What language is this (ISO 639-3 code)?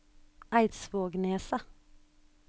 nor